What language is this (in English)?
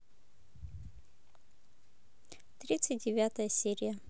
Russian